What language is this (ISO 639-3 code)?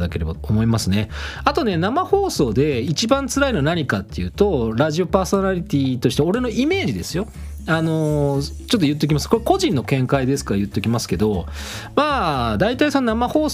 jpn